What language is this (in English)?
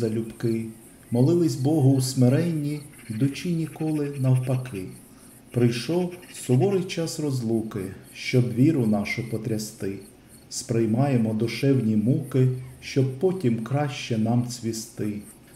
Ukrainian